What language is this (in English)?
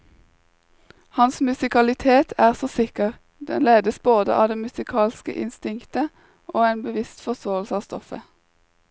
Norwegian